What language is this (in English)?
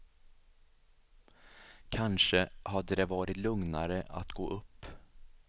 Swedish